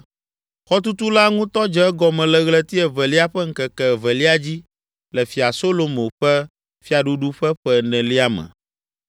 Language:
Ewe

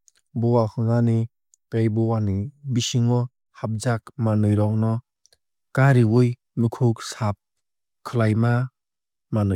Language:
Kok Borok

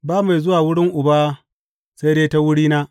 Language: Hausa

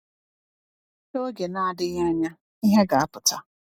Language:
Igbo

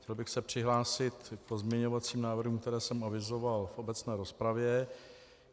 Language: Czech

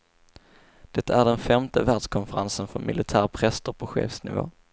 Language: Swedish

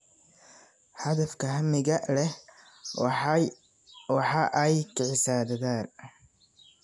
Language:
Somali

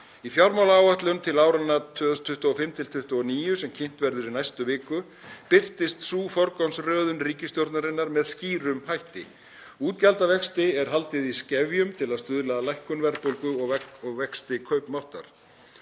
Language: Icelandic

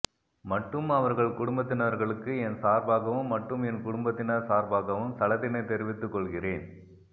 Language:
Tamil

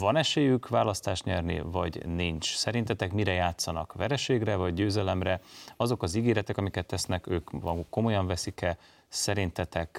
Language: Hungarian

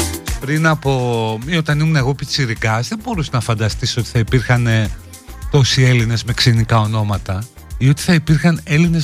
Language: Greek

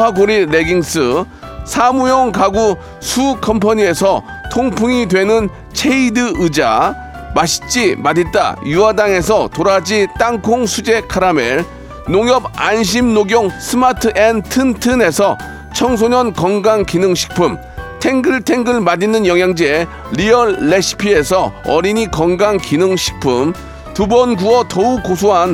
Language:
Korean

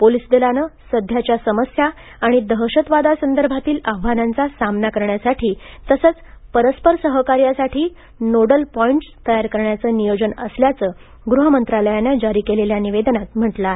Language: Marathi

